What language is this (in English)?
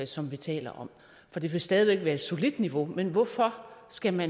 Danish